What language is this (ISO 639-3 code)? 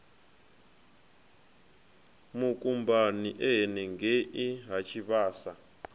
ven